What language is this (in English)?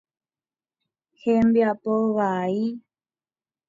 Guarani